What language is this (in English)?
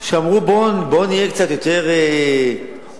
Hebrew